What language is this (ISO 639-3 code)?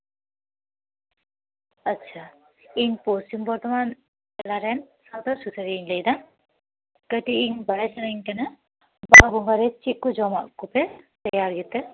sat